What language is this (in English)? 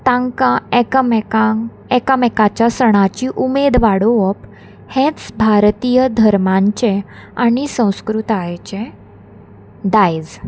Konkani